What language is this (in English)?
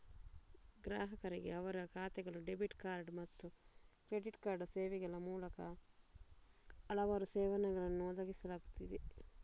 Kannada